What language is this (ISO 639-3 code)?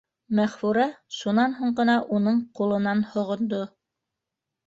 bak